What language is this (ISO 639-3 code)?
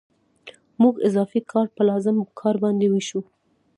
pus